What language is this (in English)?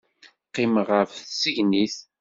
Kabyle